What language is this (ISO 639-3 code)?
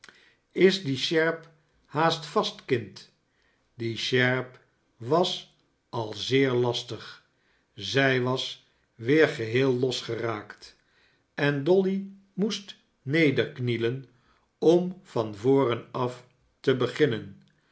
nld